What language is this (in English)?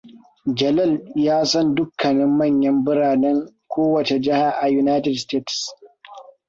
Hausa